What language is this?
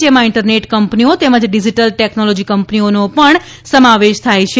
Gujarati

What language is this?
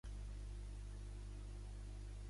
Catalan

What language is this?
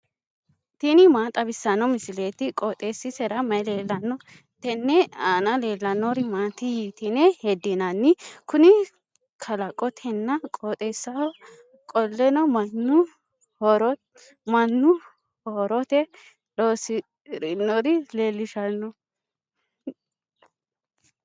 Sidamo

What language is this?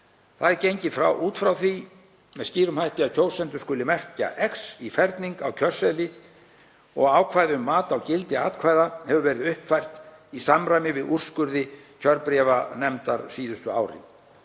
Icelandic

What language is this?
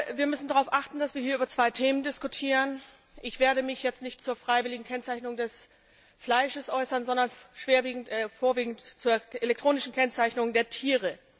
German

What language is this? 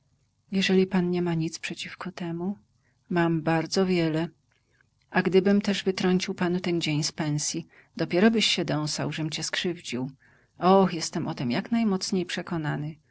Polish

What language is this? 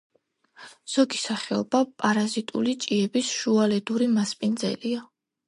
Georgian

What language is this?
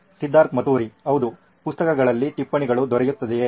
Kannada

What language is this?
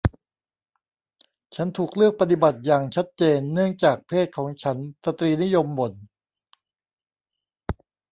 Thai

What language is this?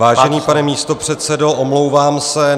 Czech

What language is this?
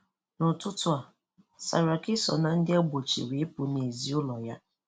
Igbo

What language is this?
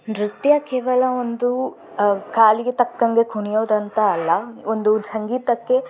Kannada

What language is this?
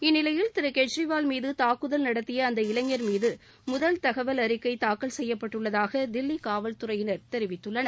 Tamil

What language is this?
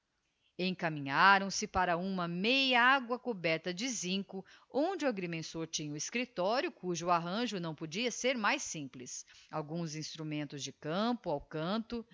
Portuguese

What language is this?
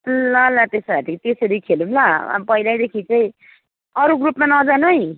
Nepali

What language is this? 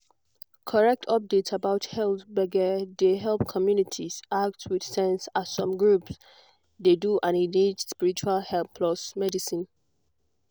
Nigerian Pidgin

